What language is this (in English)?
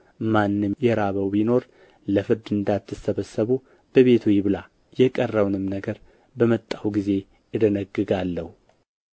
Amharic